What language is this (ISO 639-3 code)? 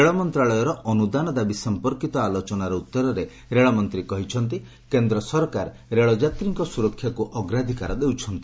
ori